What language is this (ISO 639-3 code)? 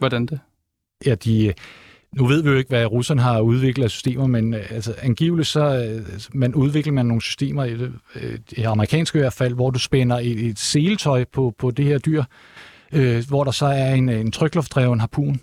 dan